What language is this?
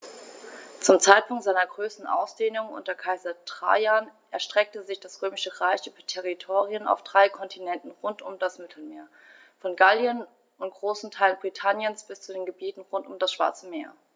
German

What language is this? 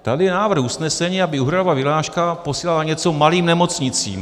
Czech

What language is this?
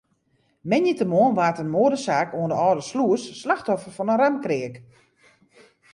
Western Frisian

